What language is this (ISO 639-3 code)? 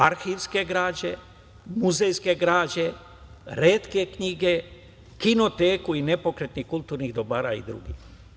srp